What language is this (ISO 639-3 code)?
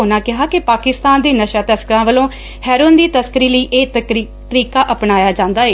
pan